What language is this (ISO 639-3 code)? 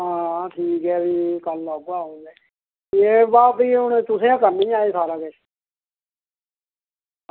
doi